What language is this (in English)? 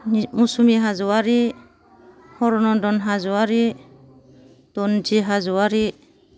Bodo